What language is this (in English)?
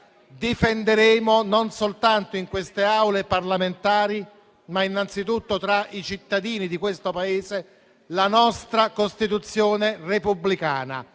Italian